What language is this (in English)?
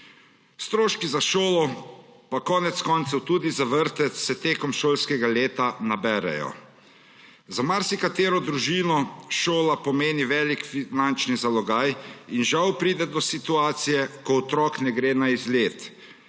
Slovenian